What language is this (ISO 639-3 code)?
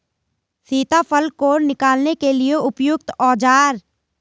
hin